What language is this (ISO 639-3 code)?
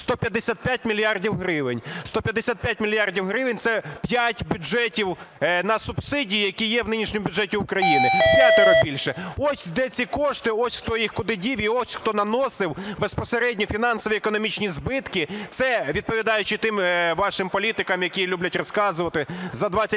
ukr